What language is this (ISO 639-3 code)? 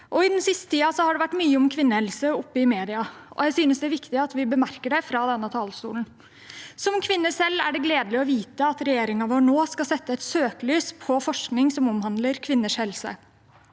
nor